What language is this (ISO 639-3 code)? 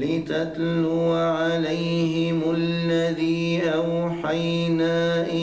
ara